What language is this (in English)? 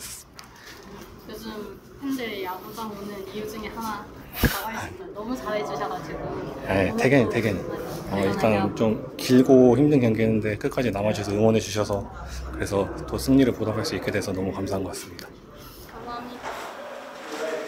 Korean